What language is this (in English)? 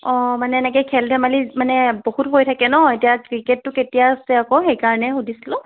Assamese